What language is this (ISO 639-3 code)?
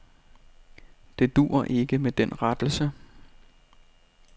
dan